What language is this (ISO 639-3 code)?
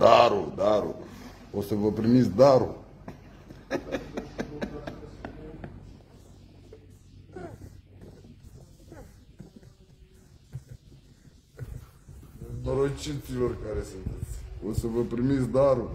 ron